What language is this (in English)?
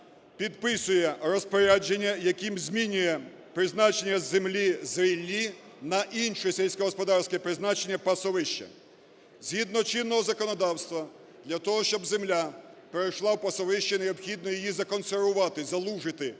Ukrainian